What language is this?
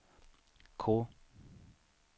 Swedish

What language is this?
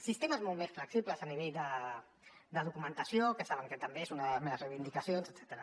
Catalan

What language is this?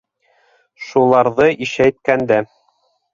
Bashkir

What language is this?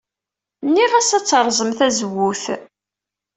Kabyle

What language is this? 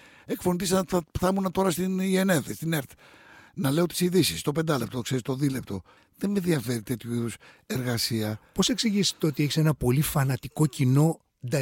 Greek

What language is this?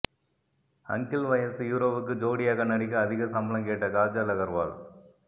Tamil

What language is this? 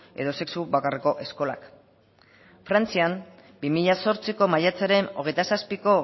Basque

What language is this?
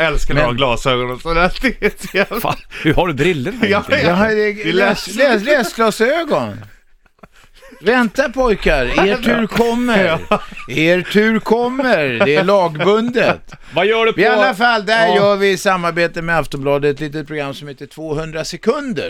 Swedish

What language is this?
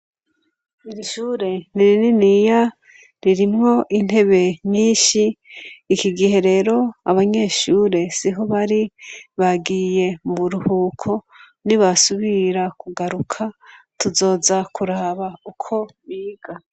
Rundi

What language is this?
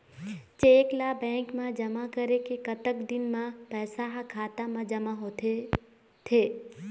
Chhattisgarhi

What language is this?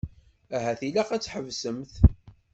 Kabyle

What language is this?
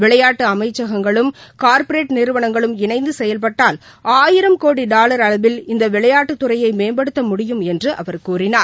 Tamil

